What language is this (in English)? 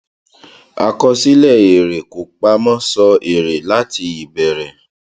Yoruba